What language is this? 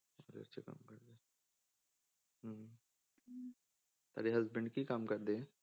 Punjabi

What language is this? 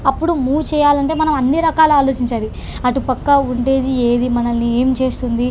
Telugu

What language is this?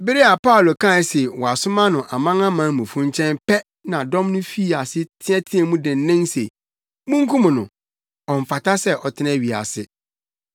Akan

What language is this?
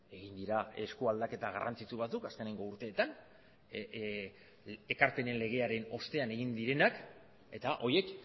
Basque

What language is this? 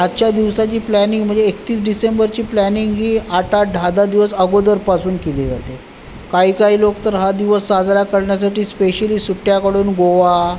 Marathi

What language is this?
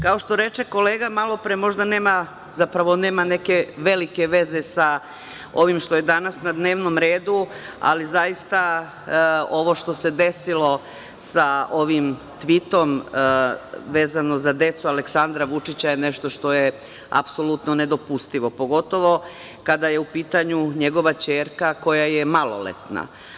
Serbian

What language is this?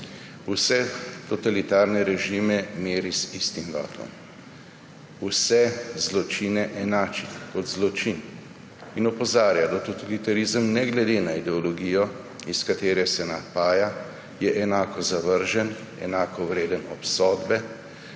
Slovenian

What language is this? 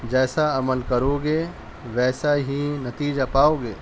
Urdu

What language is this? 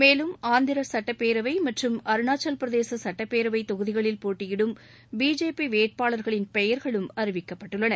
Tamil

